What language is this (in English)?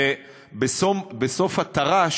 Hebrew